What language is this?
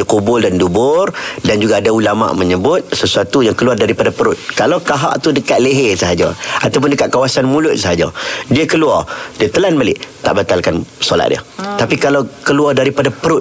Malay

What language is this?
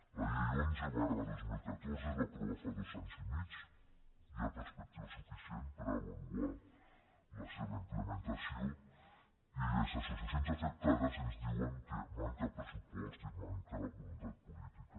Catalan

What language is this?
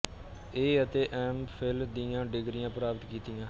Punjabi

